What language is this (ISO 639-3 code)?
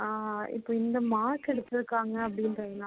tam